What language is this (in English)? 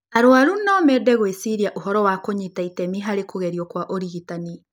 Kikuyu